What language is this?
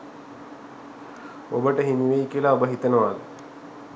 Sinhala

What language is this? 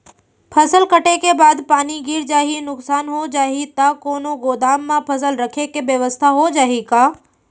Chhattisgarhi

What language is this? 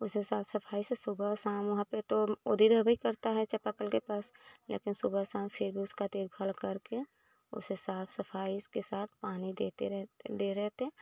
Hindi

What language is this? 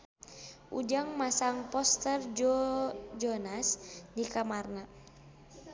Sundanese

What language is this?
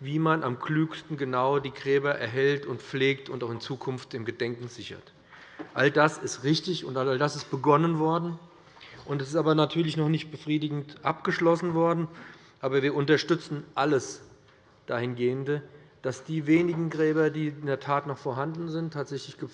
German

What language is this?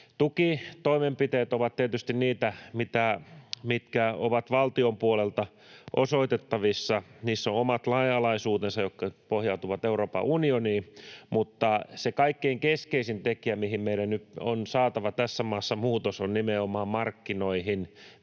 Finnish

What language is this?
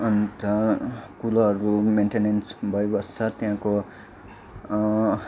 Nepali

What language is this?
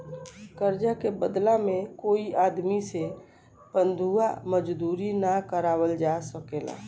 Bhojpuri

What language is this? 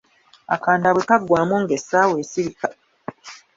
Ganda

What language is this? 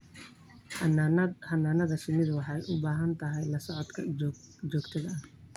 Somali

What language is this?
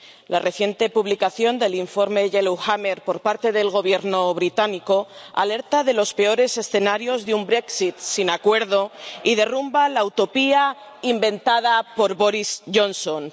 Spanish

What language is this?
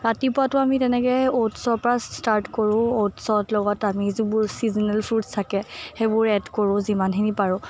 Assamese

